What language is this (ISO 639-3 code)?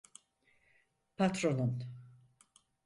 tur